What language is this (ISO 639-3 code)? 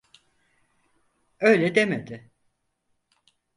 tur